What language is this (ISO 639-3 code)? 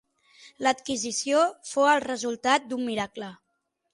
cat